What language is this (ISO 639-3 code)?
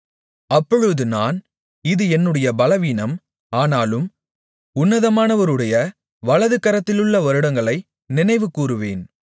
tam